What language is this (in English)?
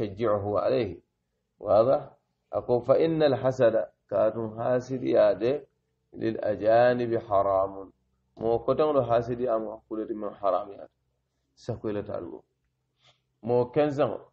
Arabic